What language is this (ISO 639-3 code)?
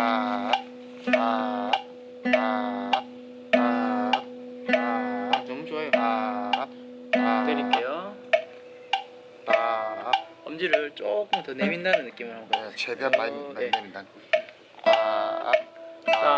kor